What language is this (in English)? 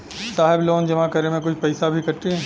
Bhojpuri